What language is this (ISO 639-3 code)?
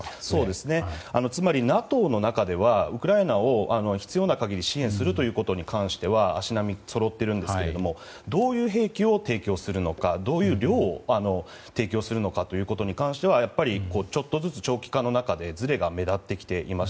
jpn